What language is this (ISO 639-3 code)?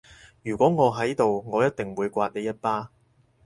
yue